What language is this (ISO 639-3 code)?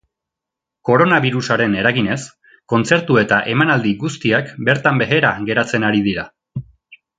eus